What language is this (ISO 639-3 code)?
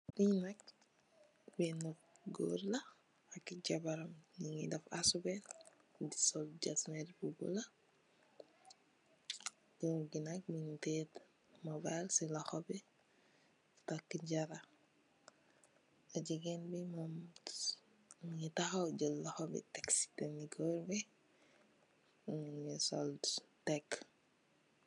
wol